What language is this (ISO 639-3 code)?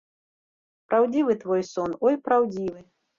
bel